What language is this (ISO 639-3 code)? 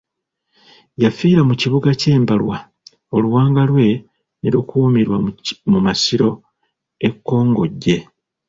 lug